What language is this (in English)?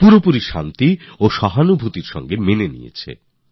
Bangla